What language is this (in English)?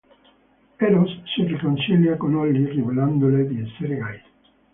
Italian